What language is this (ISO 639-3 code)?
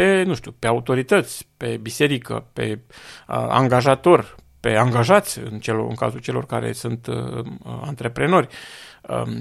ron